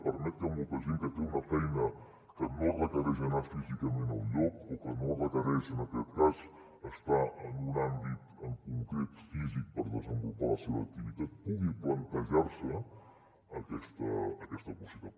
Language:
Catalan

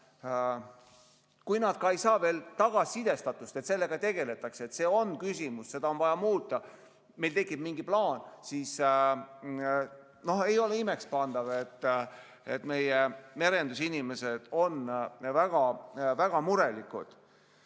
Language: Estonian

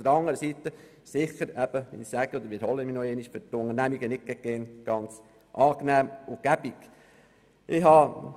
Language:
Swiss German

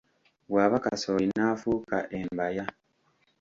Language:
Ganda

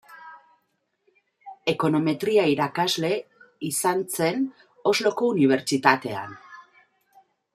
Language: Basque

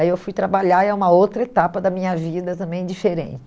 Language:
Portuguese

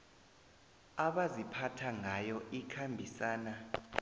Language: South Ndebele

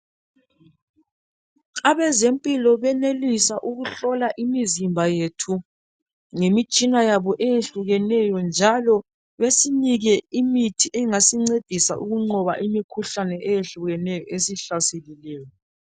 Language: North Ndebele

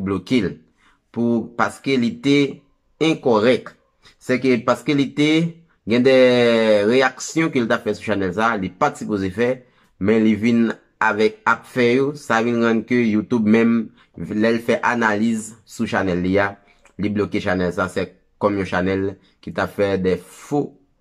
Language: Portuguese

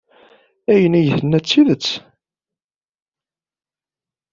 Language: Kabyle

